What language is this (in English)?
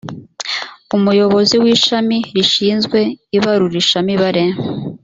Kinyarwanda